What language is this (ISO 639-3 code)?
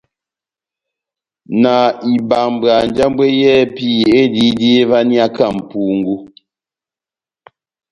bnm